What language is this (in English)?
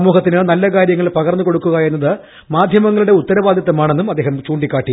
Malayalam